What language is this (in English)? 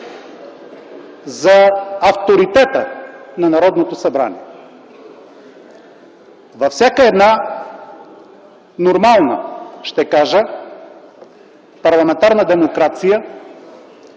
Bulgarian